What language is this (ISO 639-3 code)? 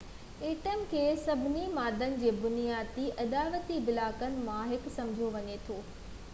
snd